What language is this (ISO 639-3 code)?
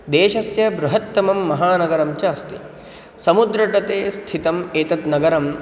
san